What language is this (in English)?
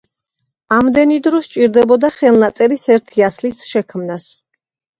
Georgian